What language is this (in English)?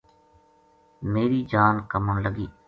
Gujari